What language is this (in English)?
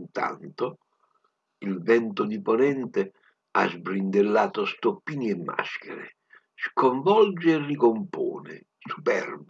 Italian